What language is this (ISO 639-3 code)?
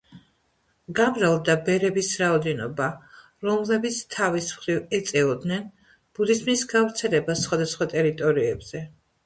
kat